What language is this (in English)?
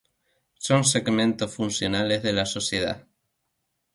Spanish